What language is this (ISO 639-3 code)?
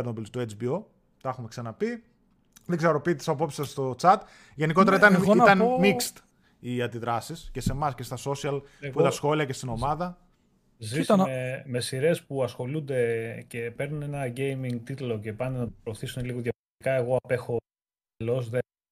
ell